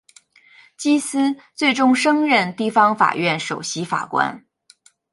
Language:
Chinese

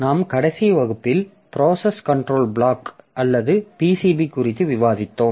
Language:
Tamil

